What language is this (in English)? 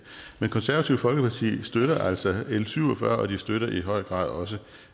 Danish